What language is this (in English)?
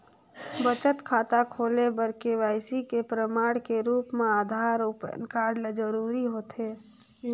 Chhattisgarhi